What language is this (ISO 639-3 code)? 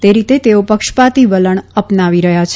guj